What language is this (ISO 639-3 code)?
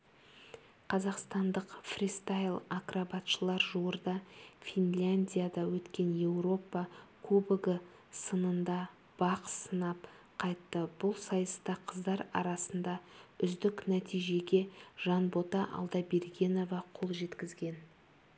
kaz